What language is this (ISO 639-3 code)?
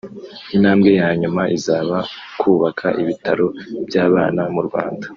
kin